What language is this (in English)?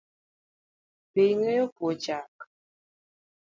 Luo (Kenya and Tanzania)